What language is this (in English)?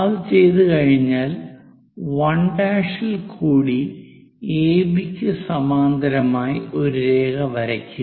Malayalam